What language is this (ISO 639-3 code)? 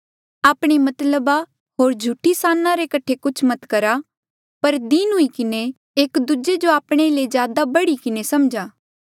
mjl